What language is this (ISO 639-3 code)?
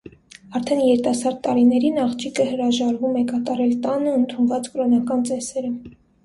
hye